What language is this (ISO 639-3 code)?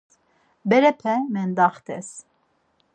lzz